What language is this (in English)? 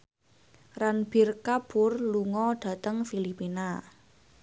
Javanese